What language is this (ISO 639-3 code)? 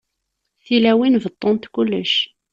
kab